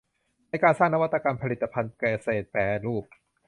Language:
Thai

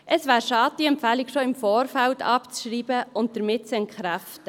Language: Swiss German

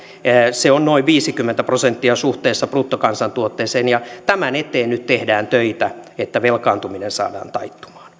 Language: Finnish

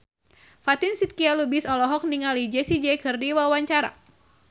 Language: Sundanese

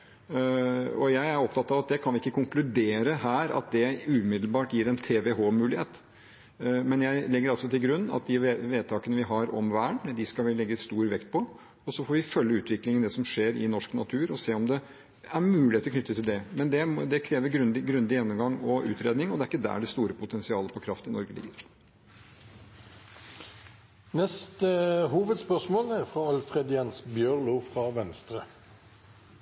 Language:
Norwegian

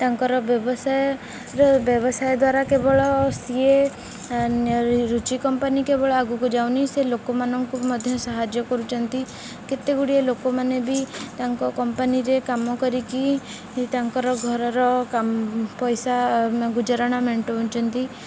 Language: Odia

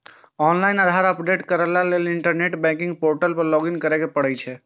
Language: Maithili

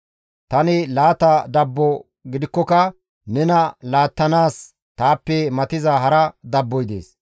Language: Gamo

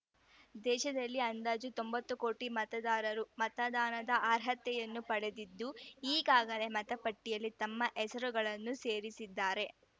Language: Kannada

